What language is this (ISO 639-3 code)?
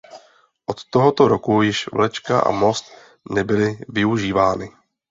ces